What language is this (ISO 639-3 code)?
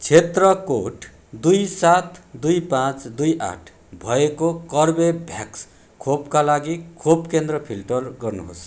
nep